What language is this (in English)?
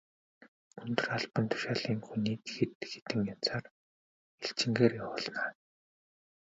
Mongolian